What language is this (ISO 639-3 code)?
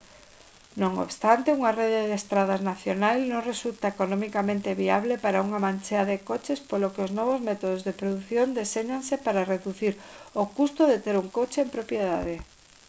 glg